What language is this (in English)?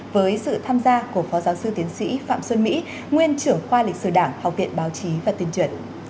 Vietnamese